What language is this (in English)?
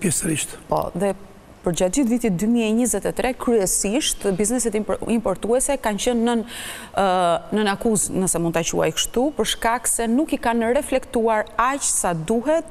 Romanian